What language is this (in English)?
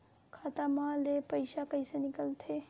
Chhattisgarhi